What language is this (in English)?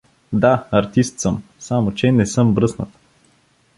Bulgarian